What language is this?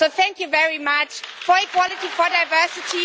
English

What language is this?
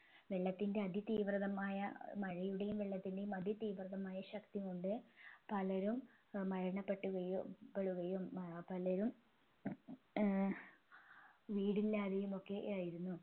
Malayalam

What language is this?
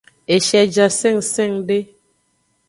Aja (Benin)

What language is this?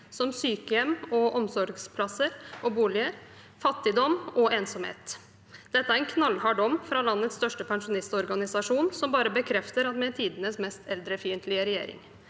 Norwegian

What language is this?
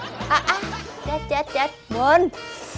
Vietnamese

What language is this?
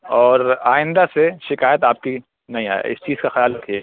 Urdu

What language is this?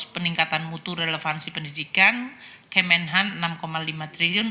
Indonesian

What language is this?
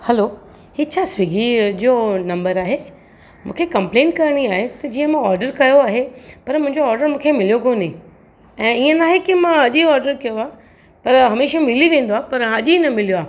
Sindhi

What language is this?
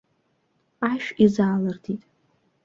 Abkhazian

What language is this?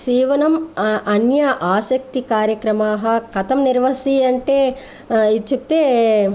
Sanskrit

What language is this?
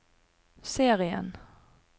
Norwegian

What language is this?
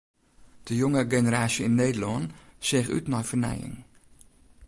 Western Frisian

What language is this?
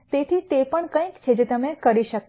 Gujarati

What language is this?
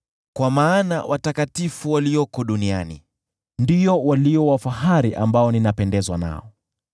Swahili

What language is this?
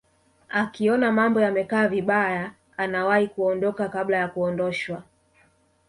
Swahili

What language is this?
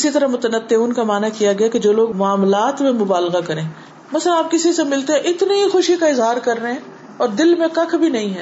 Urdu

